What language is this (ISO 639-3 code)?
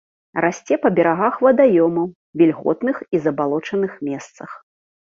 bel